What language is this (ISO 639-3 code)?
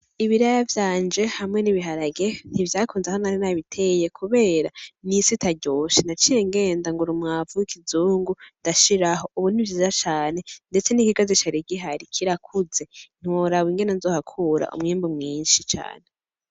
run